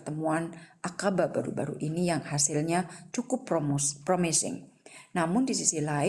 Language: Indonesian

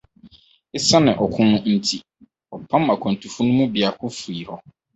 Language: Akan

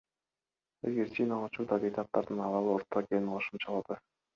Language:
Kyrgyz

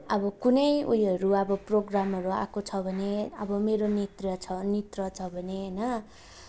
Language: Nepali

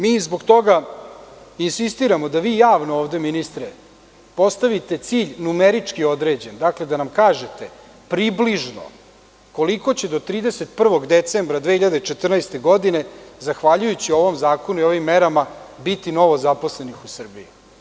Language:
Serbian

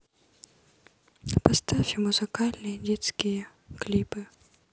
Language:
Russian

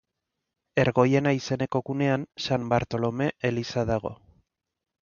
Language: Basque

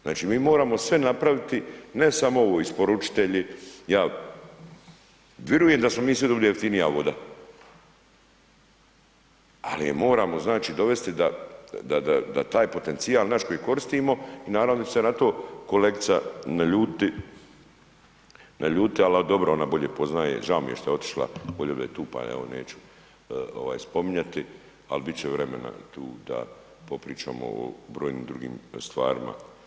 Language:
Croatian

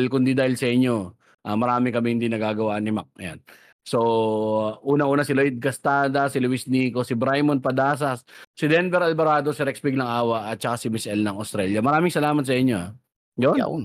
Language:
Filipino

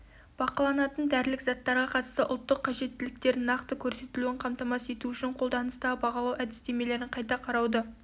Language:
Kazakh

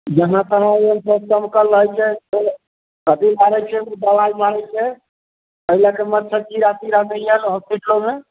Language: Maithili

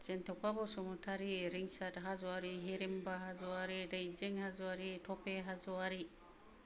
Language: Bodo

